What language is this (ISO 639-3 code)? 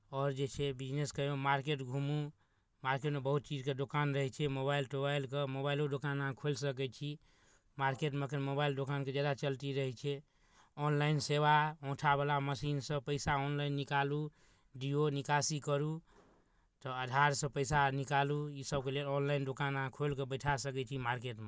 mai